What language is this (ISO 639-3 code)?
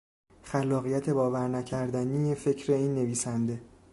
fas